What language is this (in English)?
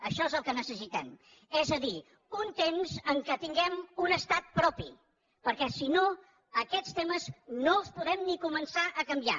Catalan